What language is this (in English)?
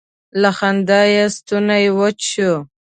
Pashto